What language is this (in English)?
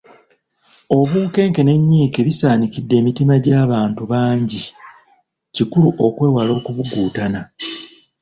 Ganda